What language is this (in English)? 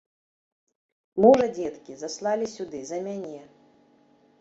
Belarusian